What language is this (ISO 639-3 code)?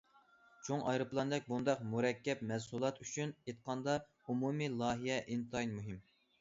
uig